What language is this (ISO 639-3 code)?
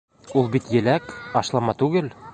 bak